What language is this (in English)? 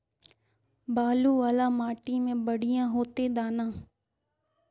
Magahi